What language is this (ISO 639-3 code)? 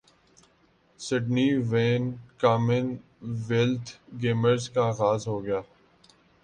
urd